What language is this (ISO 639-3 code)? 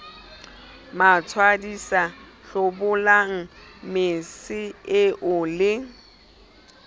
sot